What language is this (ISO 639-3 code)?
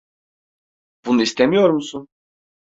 tur